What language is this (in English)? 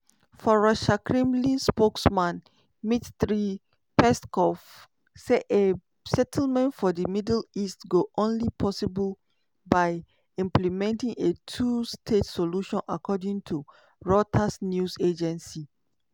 Nigerian Pidgin